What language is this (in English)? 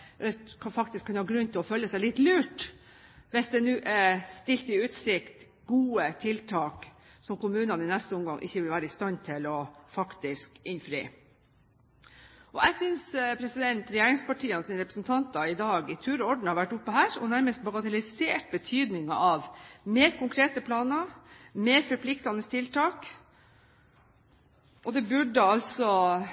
Norwegian Bokmål